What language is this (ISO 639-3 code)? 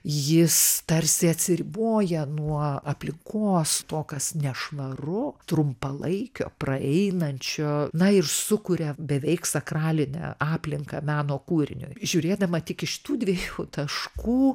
lit